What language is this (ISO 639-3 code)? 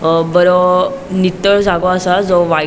kok